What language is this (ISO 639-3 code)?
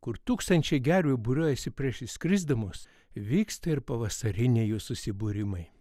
lit